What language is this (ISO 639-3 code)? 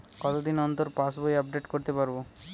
ben